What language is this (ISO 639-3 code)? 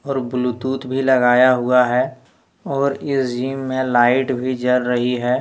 hin